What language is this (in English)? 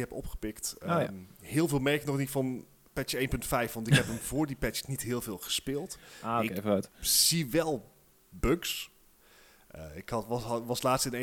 Dutch